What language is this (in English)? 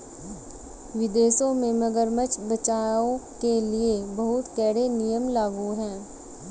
Hindi